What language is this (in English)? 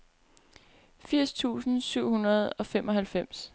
Danish